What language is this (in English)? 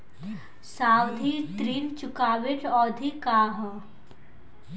Bhojpuri